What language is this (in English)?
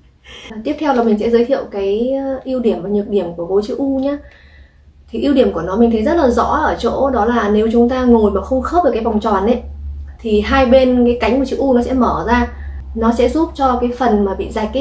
Vietnamese